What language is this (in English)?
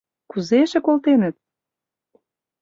Mari